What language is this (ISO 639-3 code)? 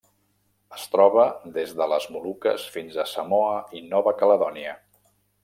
cat